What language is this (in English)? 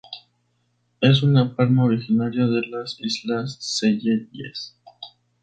Spanish